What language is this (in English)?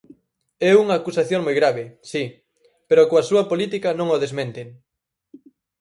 Galician